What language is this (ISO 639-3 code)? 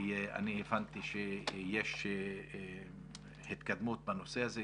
heb